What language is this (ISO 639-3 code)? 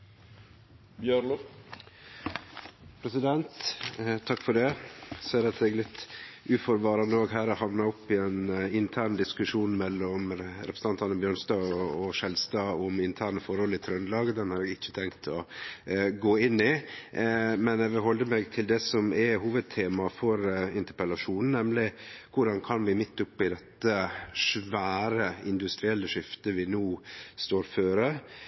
nno